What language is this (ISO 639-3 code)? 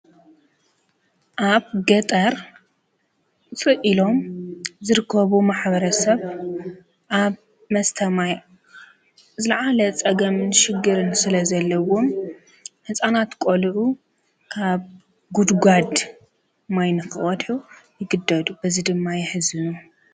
tir